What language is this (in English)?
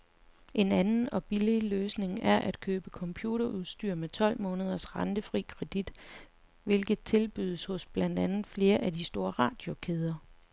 Danish